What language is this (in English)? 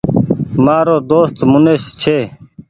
Goaria